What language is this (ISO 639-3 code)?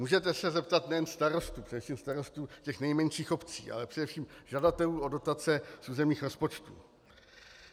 ces